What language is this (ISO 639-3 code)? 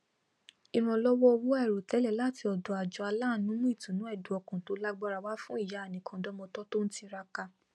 yor